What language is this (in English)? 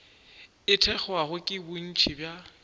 Northern Sotho